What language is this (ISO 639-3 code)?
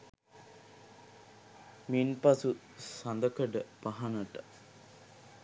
sin